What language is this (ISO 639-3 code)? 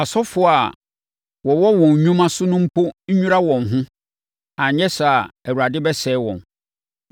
aka